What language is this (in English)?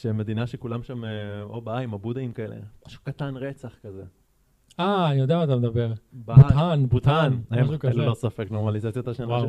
Hebrew